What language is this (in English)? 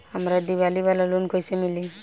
Bhojpuri